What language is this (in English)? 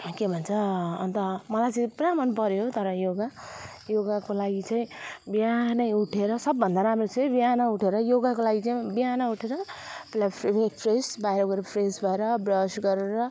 Nepali